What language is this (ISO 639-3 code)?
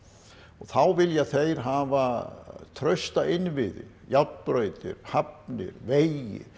isl